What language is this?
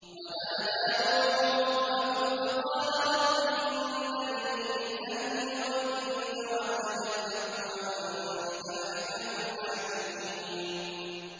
Arabic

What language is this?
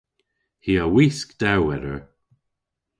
Cornish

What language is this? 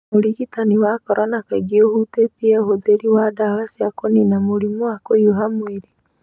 Kikuyu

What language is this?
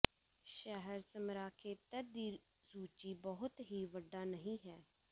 Punjabi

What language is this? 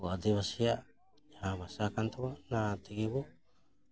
Santali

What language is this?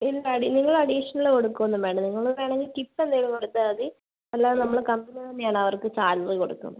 Malayalam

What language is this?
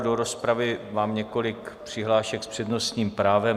Czech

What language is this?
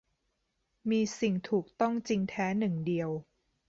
Thai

